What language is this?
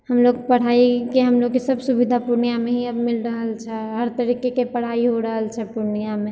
Maithili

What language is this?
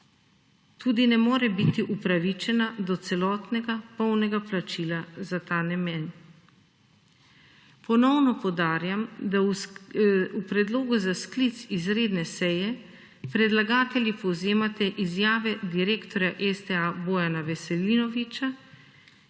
Slovenian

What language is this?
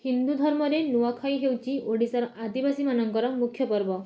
Odia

